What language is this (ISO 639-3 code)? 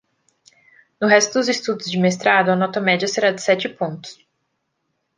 por